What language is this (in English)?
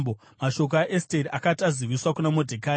Shona